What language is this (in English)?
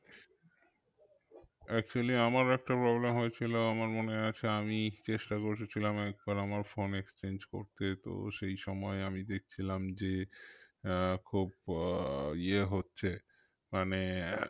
Bangla